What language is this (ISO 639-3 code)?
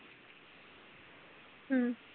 pan